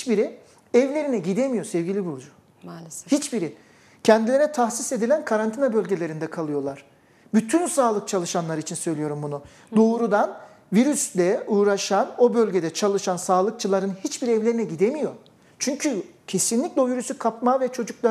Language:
Turkish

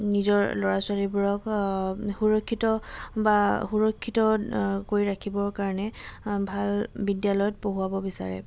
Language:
Assamese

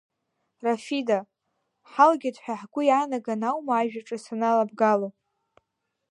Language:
Abkhazian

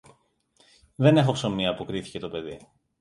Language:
Greek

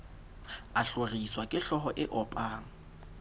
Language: Southern Sotho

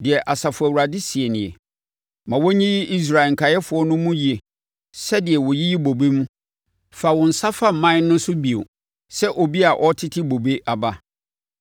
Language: Akan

